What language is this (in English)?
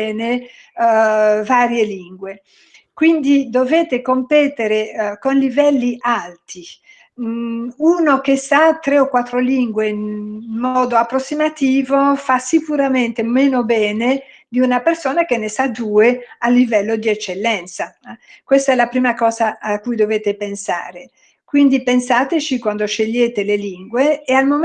Italian